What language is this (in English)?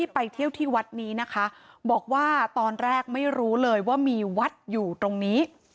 Thai